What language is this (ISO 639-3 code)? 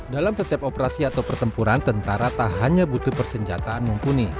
ind